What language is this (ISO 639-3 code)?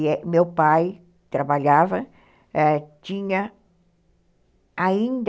por